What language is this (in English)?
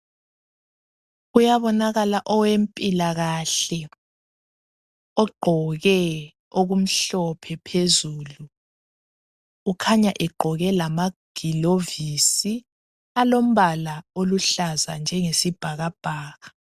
North Ndebele